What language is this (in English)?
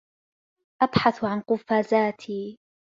Arabic